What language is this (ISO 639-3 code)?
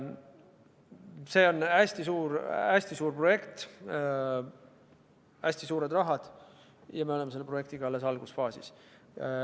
est